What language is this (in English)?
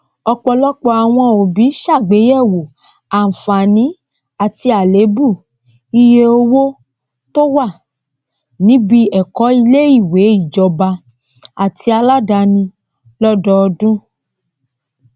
Yoruba